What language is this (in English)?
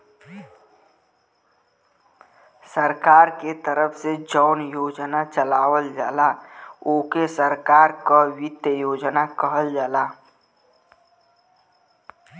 Bhojpuri